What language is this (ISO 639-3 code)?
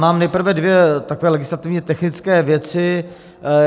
ces